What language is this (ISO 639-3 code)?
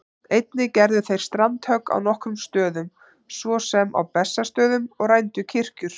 isl